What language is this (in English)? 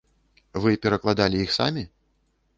Belarusian